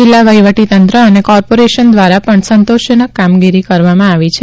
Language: Gujarati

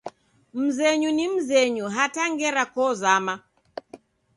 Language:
Taita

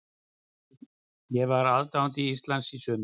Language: Icelandic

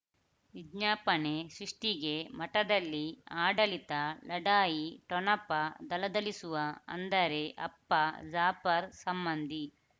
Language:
Kannada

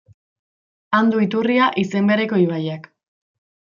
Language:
Basque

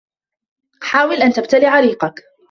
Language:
Arabic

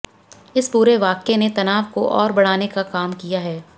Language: Hindi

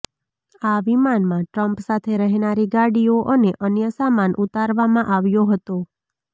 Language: Gujarati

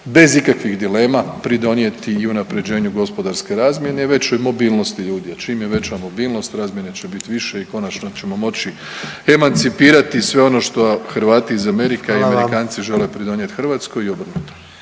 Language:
Croatian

